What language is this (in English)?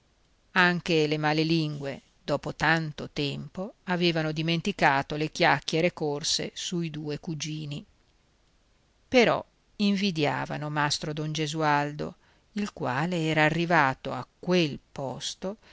Italian